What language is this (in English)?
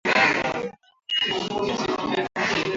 Swahili